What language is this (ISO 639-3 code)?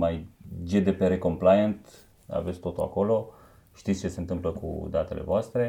ron